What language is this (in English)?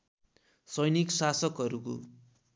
Nepali